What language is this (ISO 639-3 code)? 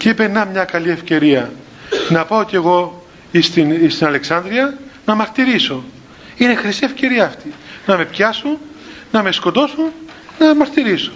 ell